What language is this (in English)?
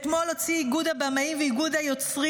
Hebrew